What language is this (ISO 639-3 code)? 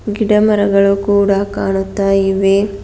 kan